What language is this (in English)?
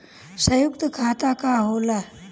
Bhojpuri